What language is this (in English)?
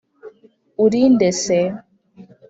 Kinyarwanda